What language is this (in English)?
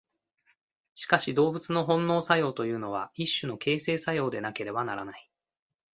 Japanese